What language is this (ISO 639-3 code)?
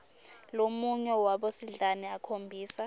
ssw